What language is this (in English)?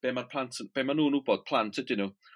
Welsh